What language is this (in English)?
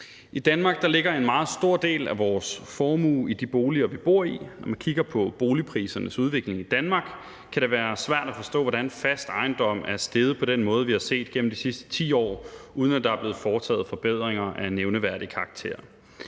Danish